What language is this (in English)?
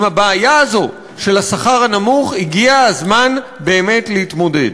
Hebrew